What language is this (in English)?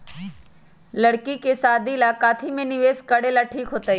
Magahi